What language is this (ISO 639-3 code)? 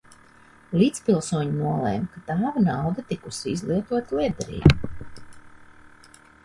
lav